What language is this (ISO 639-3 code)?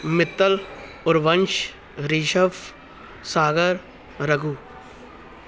pan